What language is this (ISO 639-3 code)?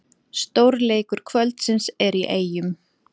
isl